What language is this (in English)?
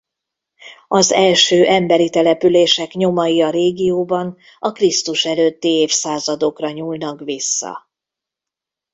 Hungarian